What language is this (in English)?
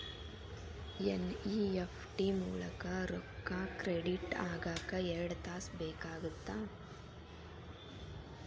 Kannada